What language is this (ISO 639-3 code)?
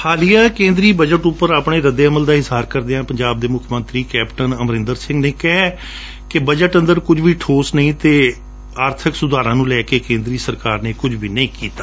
pan